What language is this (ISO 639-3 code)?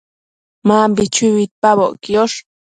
mcf